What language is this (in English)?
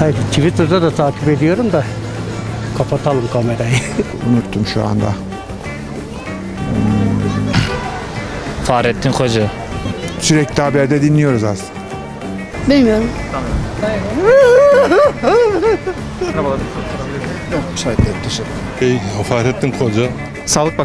Turkish